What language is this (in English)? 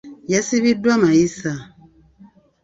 Ganda